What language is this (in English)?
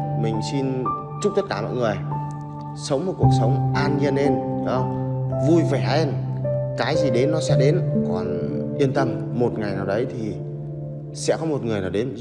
Vietnamese